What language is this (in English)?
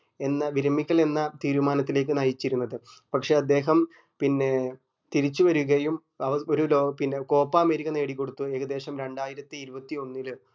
Malayalam